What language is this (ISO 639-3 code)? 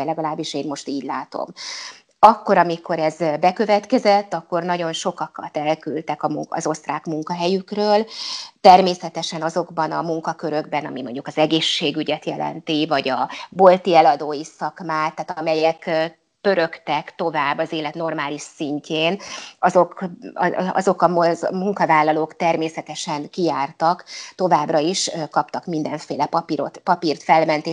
hun